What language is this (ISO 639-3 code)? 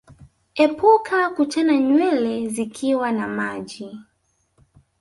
swa